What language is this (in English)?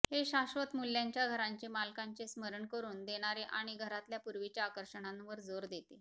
Marathi